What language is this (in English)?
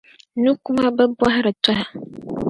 Dagbani